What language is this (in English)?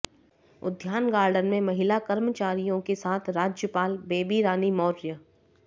Hindi